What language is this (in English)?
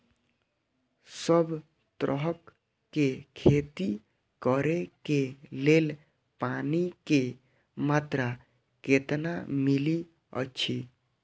Maithili